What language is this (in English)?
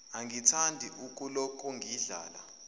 Zulu